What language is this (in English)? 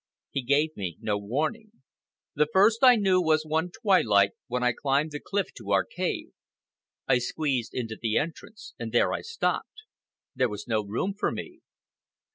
English